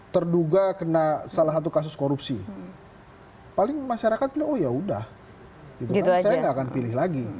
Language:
Indonesian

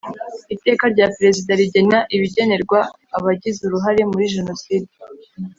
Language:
Kinyarwanda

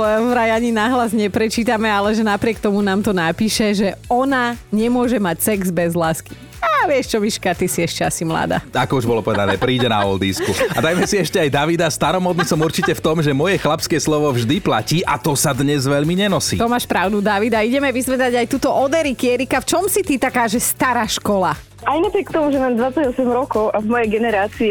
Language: Slovak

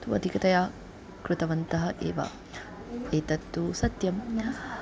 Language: Sanskrit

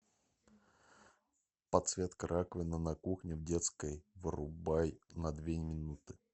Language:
Russian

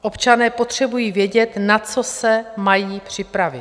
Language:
Czech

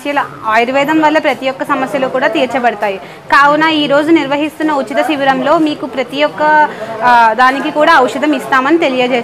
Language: Hindi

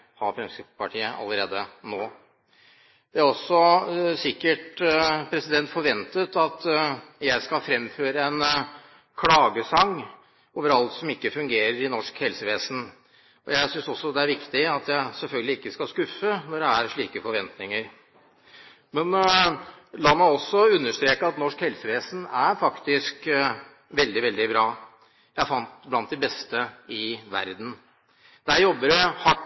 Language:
Norwegian Bokmål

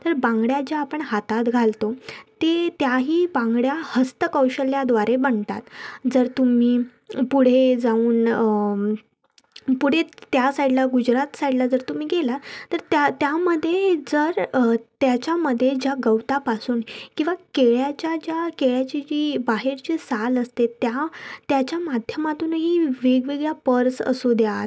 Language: Marathi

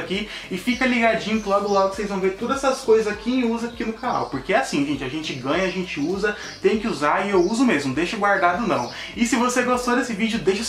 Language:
Portuguese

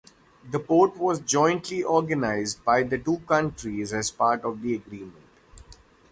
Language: English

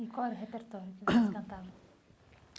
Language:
Portuguese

